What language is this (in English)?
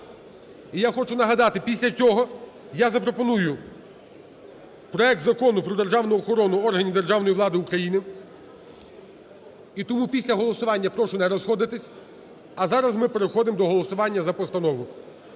Ukrainian